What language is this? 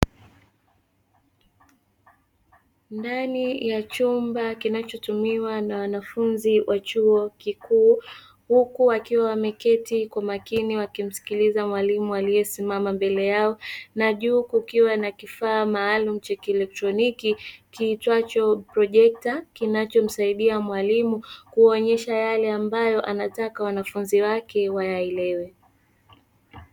Swahili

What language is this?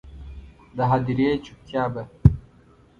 Pashto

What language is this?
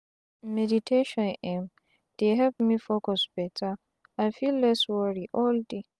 Nigerian Pidgin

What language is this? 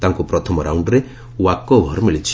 Odia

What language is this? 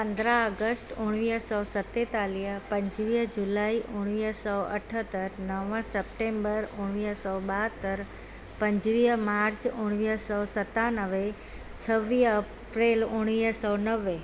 Sindhi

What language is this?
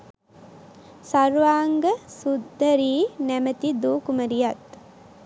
Sinhala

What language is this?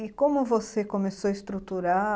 Portuguese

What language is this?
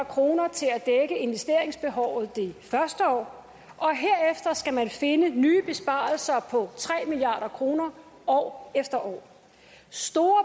Danish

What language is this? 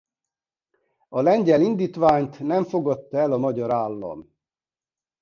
Hungarian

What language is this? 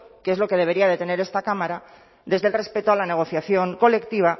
Spanish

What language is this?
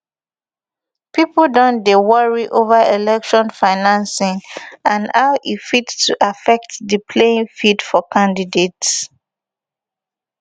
Nigerian Pidgin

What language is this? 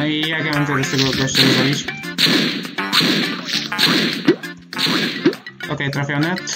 Polish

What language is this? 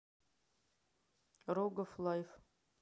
Russian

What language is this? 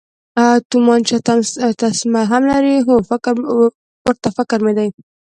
Pashto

